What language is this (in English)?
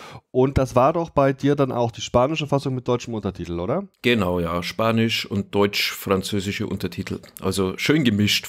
German